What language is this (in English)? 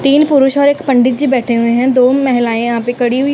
Hindi